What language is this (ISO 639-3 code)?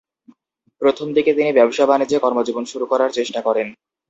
ben